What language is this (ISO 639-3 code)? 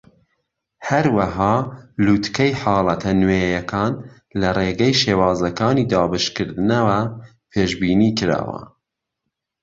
ckb